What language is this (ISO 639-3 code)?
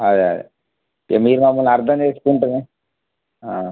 tel